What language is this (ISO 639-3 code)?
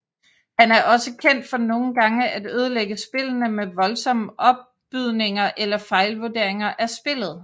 dan